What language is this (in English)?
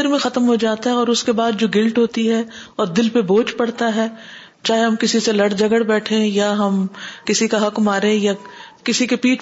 Urdu